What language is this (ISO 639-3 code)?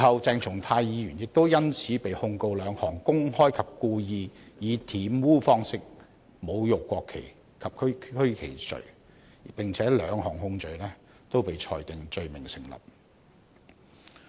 yue